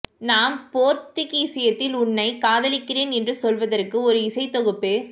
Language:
Tamil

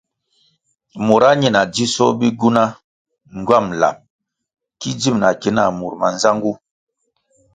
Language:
Kwasio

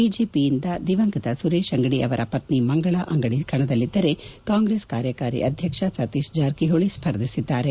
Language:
Kannada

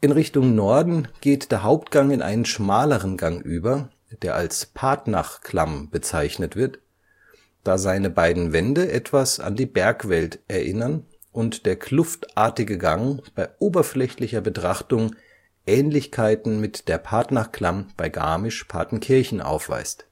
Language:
German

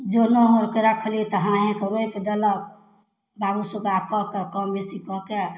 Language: Maithili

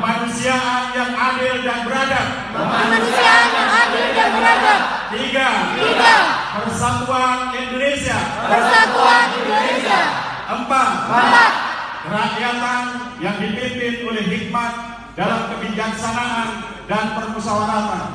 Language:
Indonesian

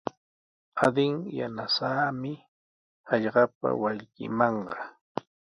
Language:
Sihuas Ancash Quechua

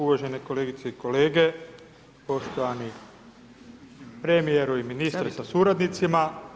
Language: Croatian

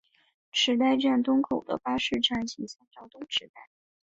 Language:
Chinese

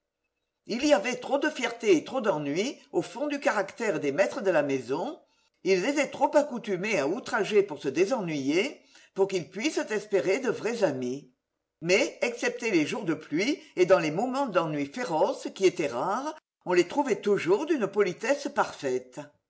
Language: French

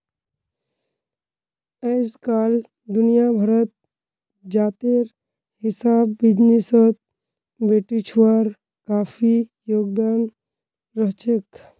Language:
Magahi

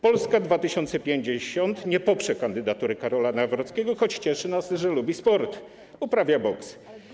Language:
Polish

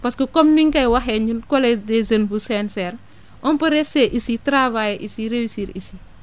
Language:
Wolof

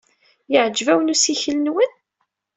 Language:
Kabyle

